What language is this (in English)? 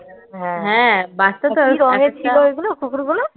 Bangla